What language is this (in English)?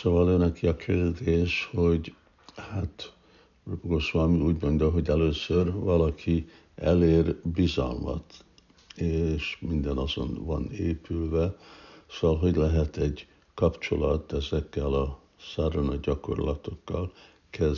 Hungarian